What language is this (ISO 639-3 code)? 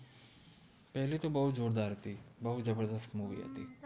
guj